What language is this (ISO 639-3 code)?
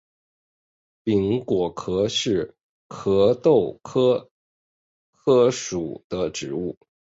zho